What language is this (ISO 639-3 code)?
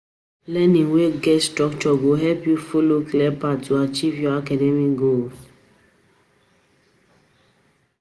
pcm